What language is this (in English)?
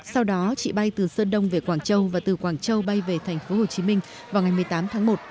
Vietnamese